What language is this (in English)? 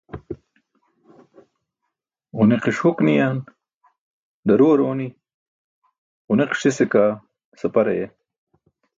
Burushaski